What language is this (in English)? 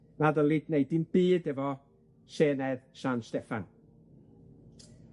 Welsh